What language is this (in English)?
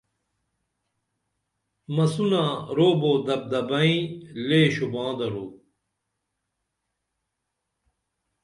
Dameli